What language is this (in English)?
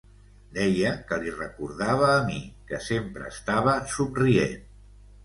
Catalan